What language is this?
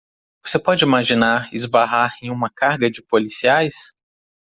Portuguese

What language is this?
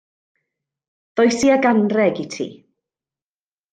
Welsh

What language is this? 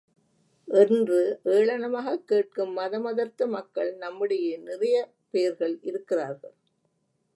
Tamil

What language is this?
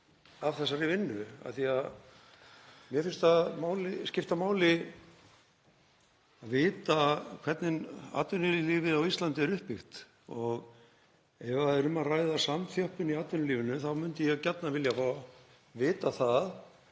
Icelandic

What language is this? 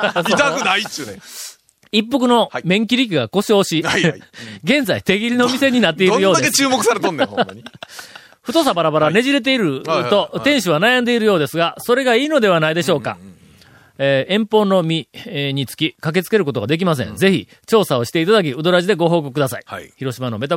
Japanese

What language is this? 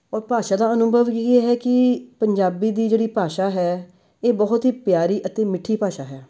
Punjabi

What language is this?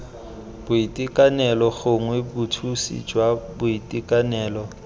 Tswana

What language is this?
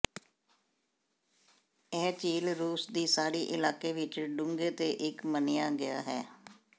Punjabi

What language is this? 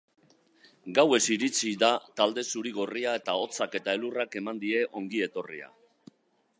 Basque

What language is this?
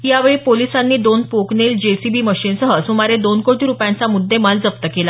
Marathi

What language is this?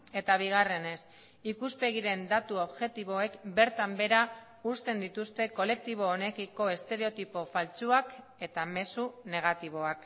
Basque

